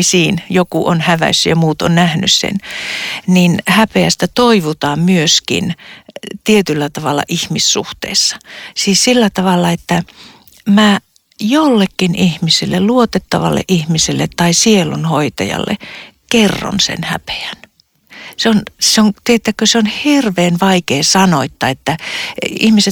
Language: Finnish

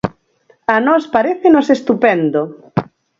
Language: Galician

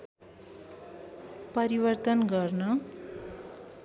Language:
Nepali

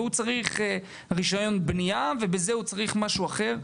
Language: Hebrew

